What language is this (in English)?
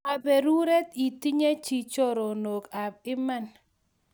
Kalenjin